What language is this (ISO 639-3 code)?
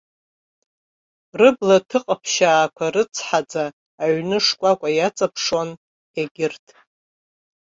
abk